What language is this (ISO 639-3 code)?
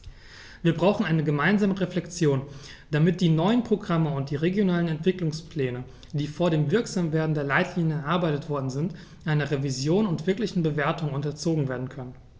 deu